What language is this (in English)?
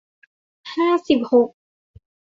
Thai